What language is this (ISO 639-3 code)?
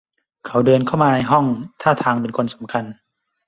tha